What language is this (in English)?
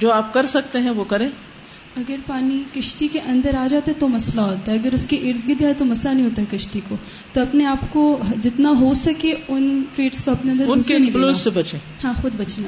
Urdu